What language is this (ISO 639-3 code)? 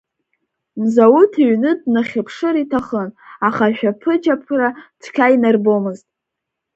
abk